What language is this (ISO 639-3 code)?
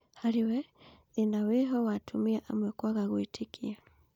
kik